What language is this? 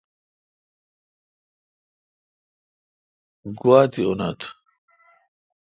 Kalkoti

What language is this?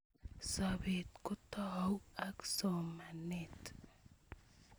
Kalenjin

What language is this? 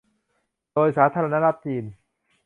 Thai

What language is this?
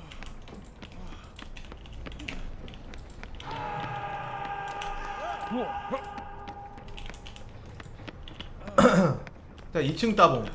Korean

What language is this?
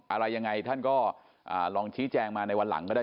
Thai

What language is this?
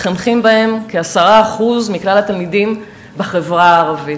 Hebrew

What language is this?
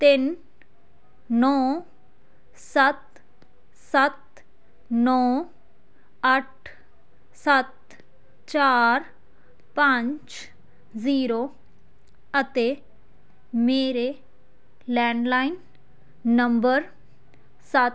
Punjabi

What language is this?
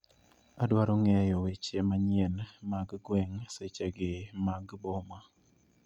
Luo (Kenya and Tanzania)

